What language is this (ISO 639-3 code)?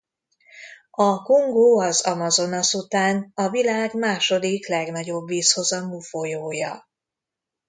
hun